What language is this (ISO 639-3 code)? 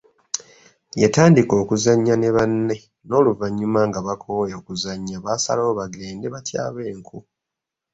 lug